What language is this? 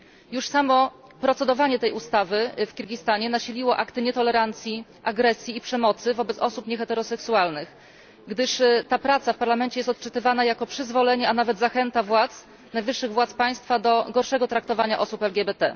Polish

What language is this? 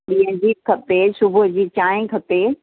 Sindhi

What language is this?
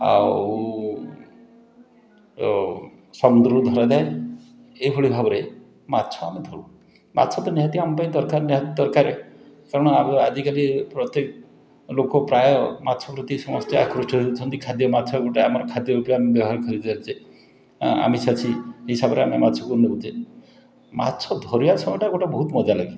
Odia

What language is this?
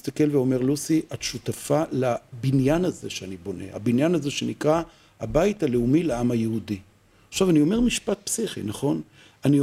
Hebrew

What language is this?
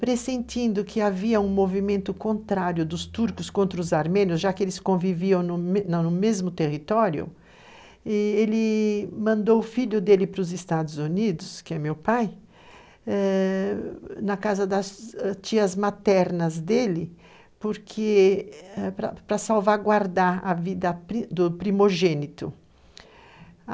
Portuguese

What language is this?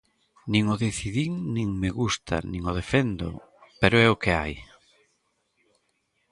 Galician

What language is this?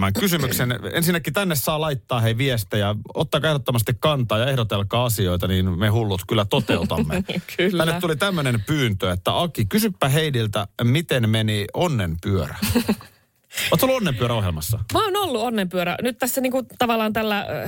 Finnish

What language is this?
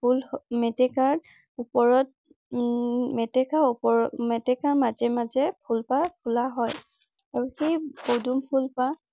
Assamese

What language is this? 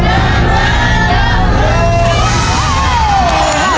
Thai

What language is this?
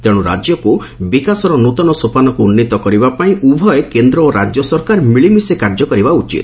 Odia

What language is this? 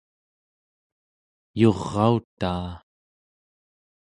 Central Yupik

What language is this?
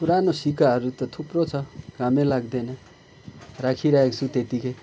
Nepali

